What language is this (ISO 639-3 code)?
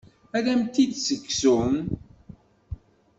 kab